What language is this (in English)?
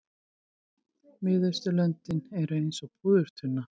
Icelandic